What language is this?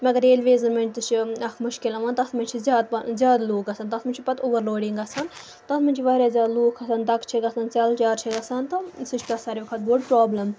Kashmiri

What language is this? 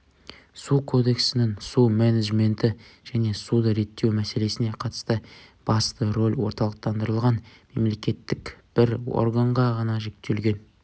Kazakh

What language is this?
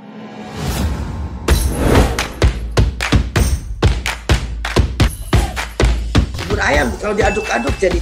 Indonesian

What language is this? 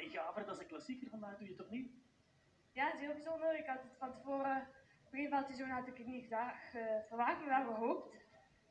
Dutch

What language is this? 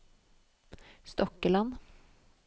Norwegian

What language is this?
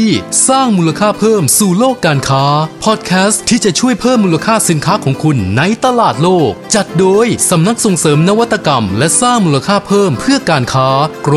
Thai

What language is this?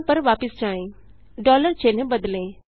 Hindi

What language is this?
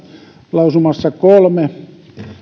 Finnish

